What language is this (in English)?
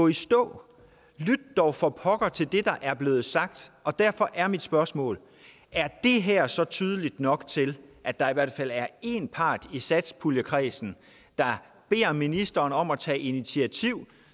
Danish